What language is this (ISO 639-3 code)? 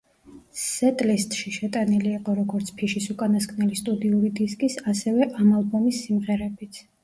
kat